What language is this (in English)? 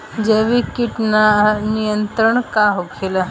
Bhojpuri